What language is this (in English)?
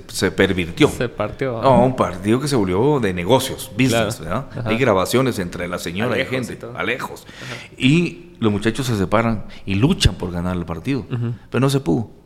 Spanish